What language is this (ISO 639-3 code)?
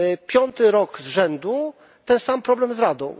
pol